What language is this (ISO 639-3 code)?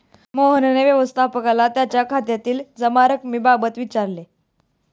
mar